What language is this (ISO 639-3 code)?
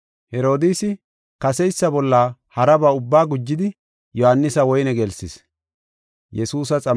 gof